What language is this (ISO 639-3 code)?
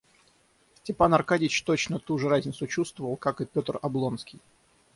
rus